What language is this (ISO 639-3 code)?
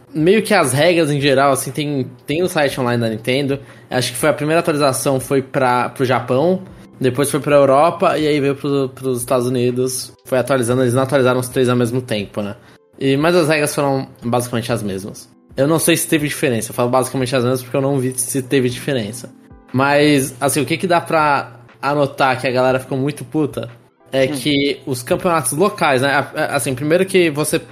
por